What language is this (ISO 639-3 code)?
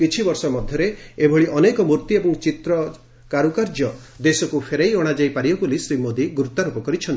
ori